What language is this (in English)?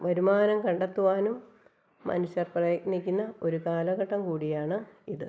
Malayalam